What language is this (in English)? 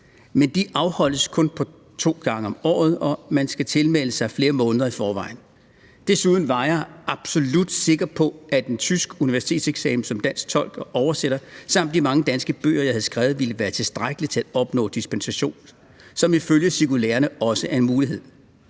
Danish